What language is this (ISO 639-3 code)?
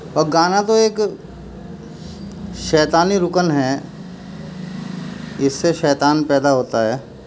urd